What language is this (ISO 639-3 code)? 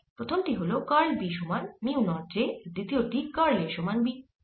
ben